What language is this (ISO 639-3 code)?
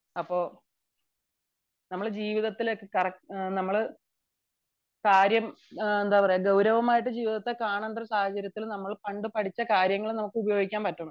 mal